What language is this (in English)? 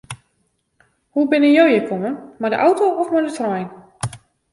Western Frisian